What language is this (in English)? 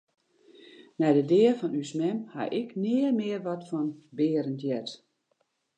Western Frisian